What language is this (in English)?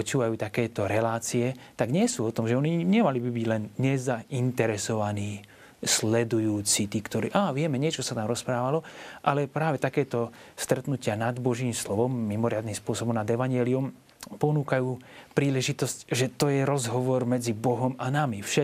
Slovak